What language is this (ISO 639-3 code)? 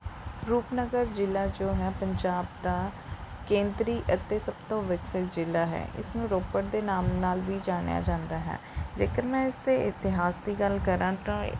pan